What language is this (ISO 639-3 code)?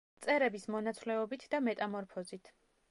kat